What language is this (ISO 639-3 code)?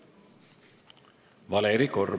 est